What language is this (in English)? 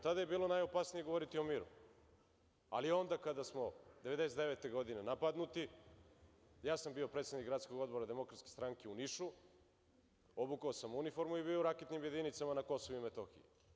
Serbian